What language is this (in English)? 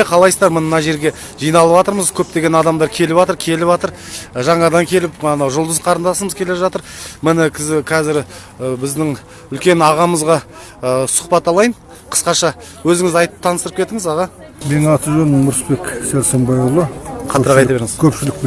Kazakh